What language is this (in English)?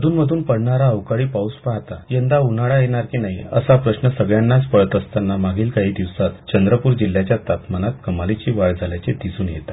Marathi